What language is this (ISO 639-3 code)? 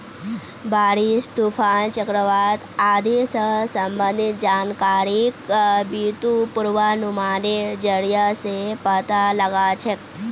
mag